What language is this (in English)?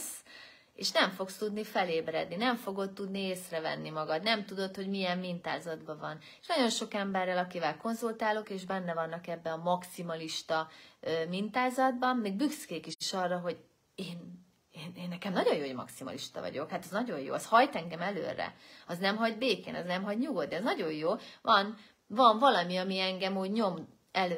Hungarian